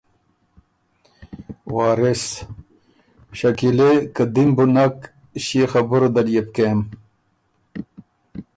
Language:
Ormuri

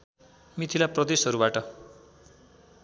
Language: Nepali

